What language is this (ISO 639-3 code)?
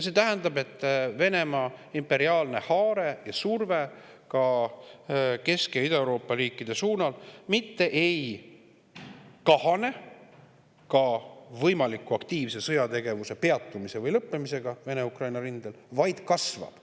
est